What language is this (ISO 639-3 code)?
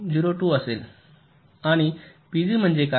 mar